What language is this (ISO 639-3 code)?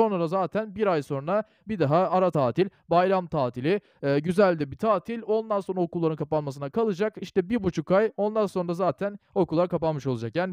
tur